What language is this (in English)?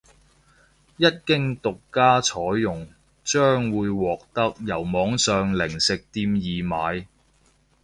Cantonese